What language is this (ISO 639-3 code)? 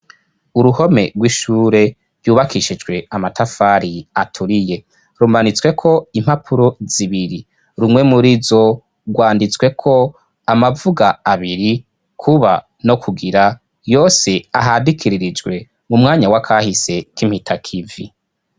run